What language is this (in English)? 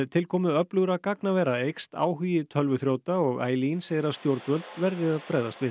Icelandic